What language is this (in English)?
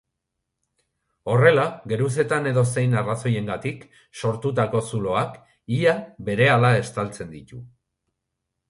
Basque